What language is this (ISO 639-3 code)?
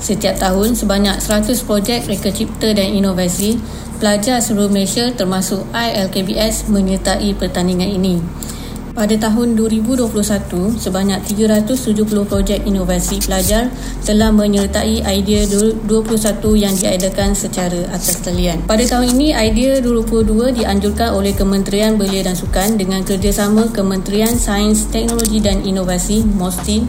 msa